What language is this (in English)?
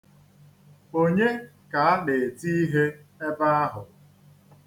Igbo